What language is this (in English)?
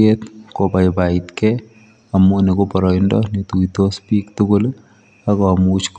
Kalenjin